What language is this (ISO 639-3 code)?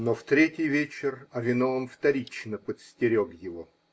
rus